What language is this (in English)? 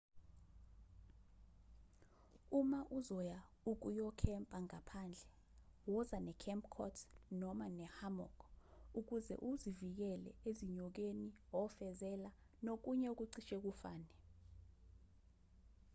Zulu